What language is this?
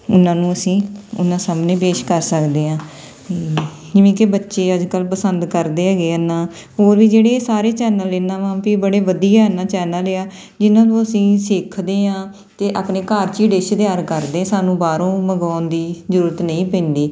Punjabi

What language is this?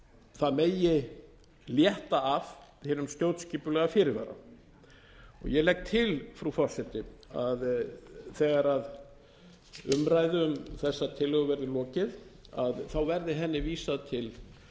Icelandic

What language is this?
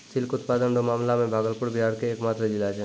Maithili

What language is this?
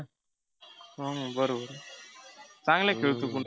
Marathi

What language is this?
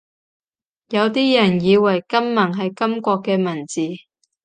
Cantonese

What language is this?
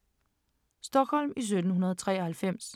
Danish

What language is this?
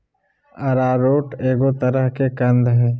Magahi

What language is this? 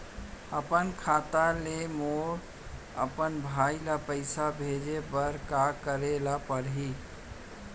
Chhattisgarhi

